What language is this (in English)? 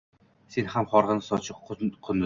Uzbek